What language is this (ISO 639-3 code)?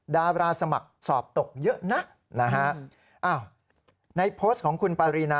tha